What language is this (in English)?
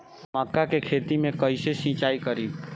Bhojpuri